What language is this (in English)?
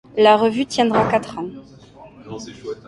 French